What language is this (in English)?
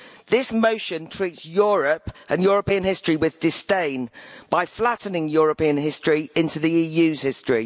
English